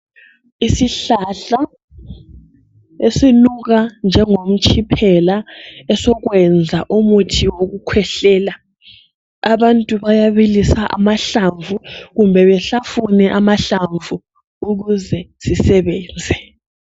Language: North Ndebele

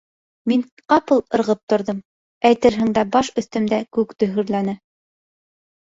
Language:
Bashkir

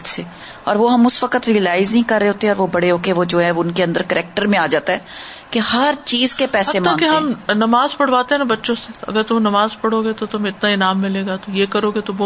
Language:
Urdu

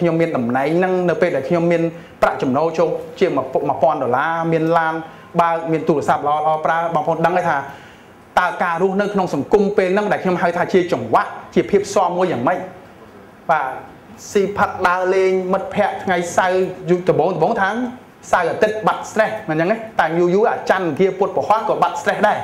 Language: Thai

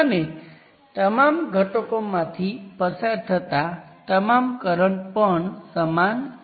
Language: Gujarati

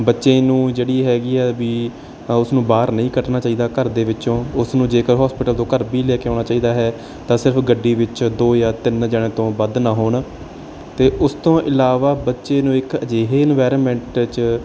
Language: Punjabi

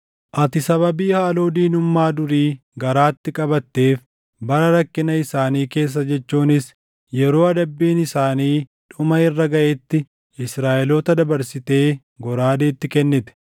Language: Oromo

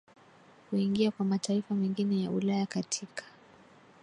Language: Swahili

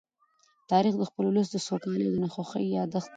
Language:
Pashto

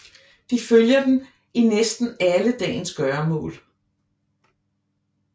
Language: Danish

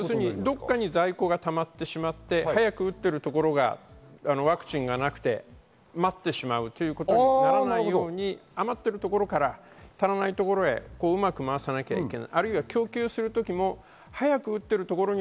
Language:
Japanese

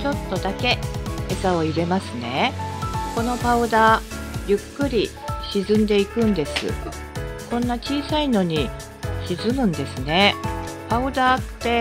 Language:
Japanese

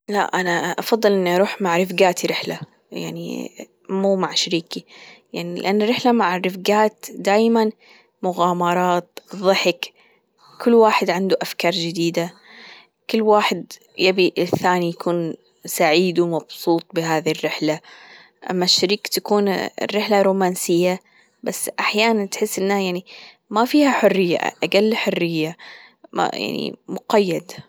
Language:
Gulf Arabic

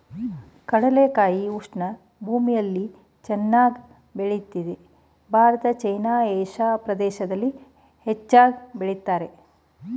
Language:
Kannada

